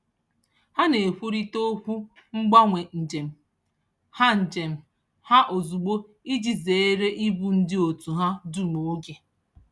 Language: Igbo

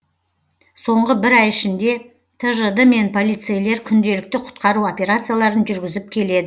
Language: Kazakh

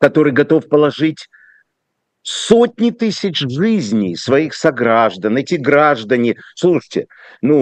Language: Russian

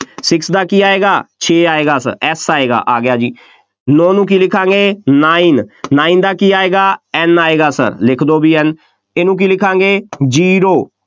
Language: Punjabi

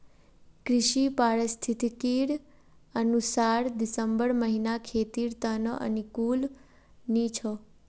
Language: Magahi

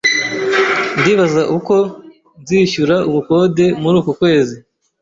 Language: Kinyarwanda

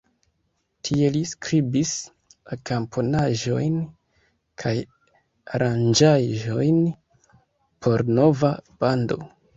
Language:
Esperanto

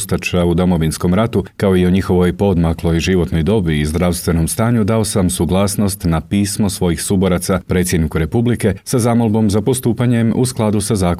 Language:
Croatian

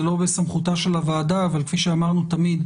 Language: Hebrew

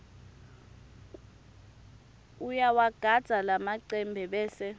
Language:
Swati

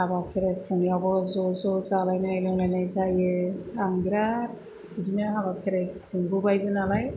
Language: Bodo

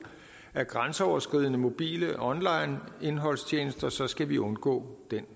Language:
Danish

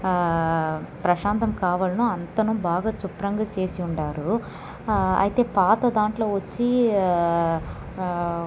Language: Telugu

